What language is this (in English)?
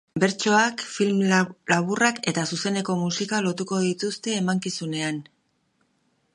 Basque